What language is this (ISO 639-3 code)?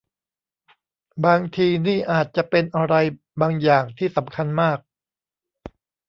tha